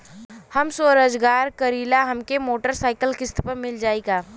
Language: Bhojpuri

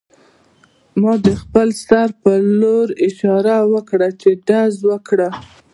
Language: Pashto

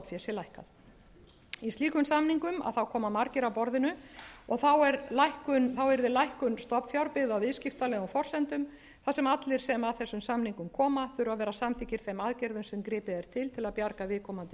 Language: Icelandic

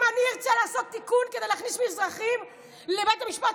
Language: Hebrew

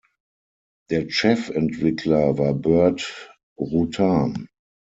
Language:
German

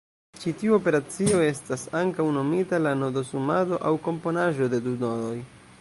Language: Esperanto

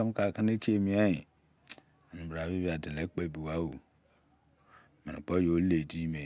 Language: Izon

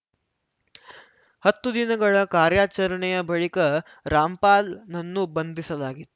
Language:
Kannada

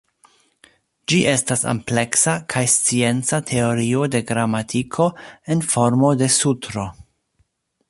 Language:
Esperanto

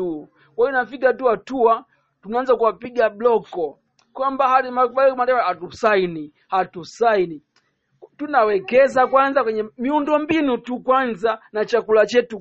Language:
Swahili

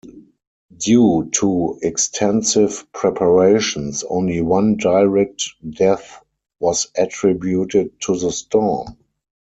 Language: English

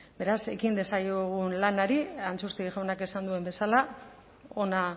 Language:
Basque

